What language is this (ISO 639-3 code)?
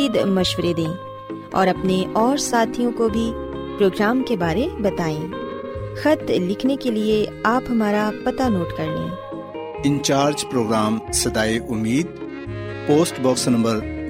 urd